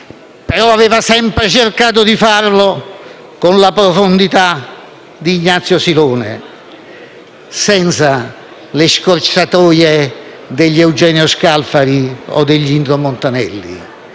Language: Italian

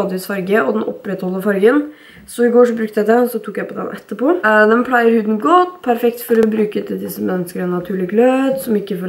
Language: Norwegian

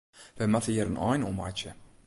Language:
Western Frisian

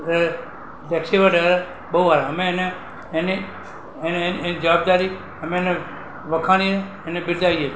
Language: Gujarati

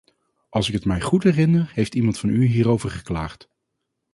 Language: Dutch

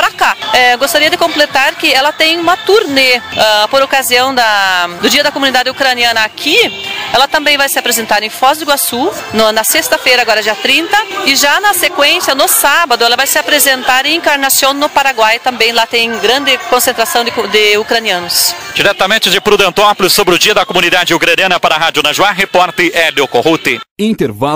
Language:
Portuguese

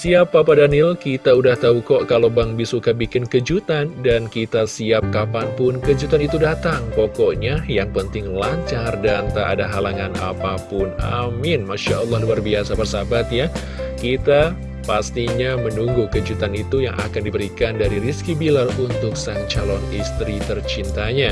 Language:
Indonesian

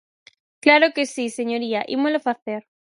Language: Galician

